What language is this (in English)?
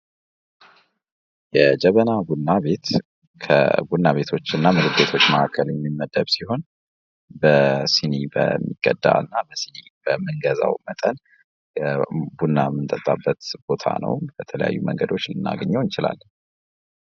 Amharic